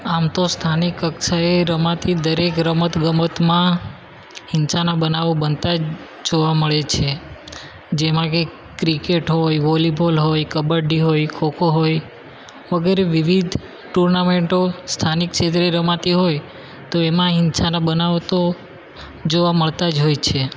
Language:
Gujarati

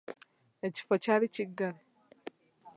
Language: Ganda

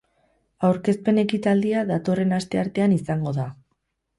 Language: Basque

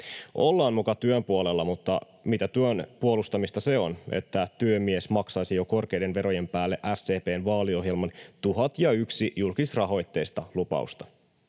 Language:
Finnish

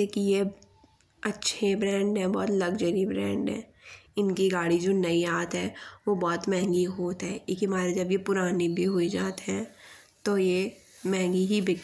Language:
Bundeli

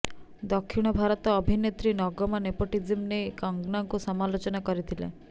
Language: Odia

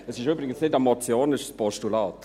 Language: Swiss German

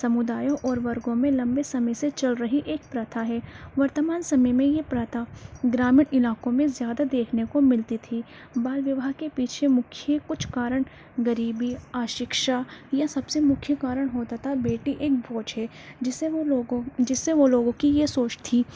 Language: Urdu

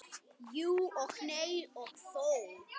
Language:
Icelandic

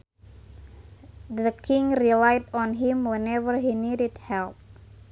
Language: Sundanese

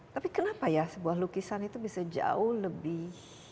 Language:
Indonesian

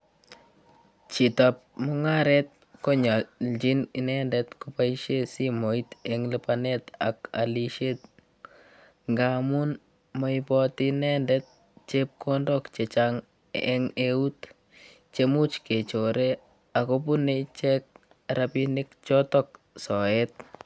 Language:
Kalenjin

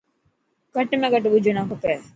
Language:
Dhatki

